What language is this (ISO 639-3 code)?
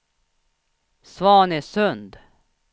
swe